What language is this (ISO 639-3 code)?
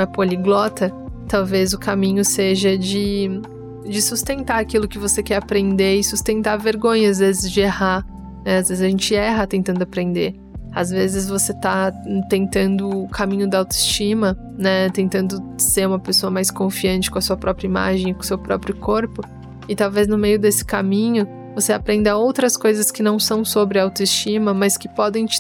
por